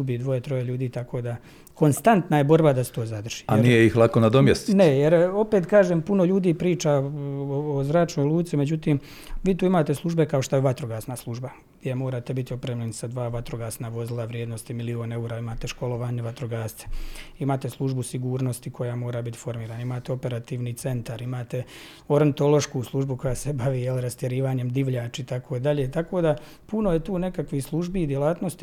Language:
Croatian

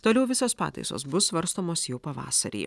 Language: Lithuanian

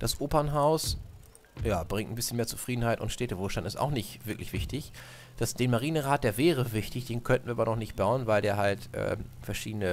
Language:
German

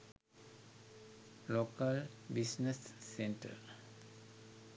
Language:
Sinhala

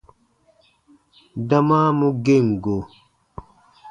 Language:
Baatonum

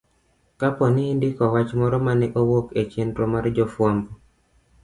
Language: Luo (Kenya and Tanzania)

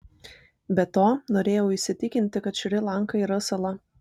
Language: Lithuanian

